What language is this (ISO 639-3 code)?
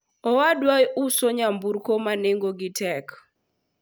luo